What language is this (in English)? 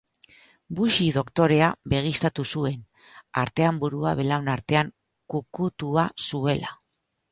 Basque